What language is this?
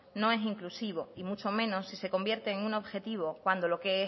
Spanish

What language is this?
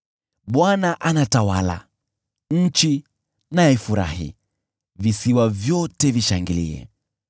Swahili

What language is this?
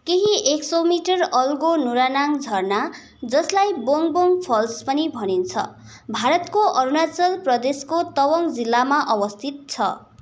Nepali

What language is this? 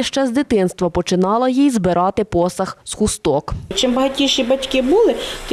Ukrainian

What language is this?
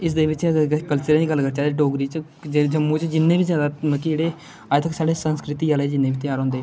Dogri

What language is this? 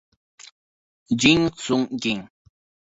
Italian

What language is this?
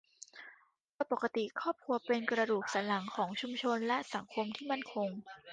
Thai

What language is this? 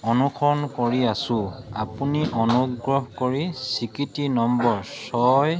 Assamese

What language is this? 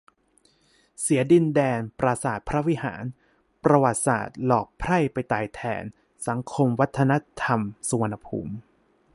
Thai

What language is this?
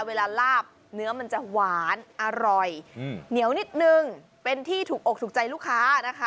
Thai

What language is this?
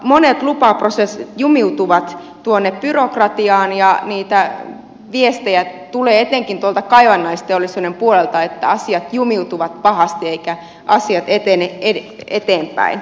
Finnish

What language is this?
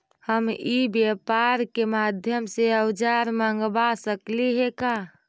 Magahi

